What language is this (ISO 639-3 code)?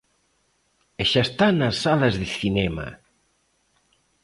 glg